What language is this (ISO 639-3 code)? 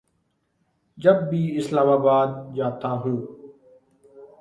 urd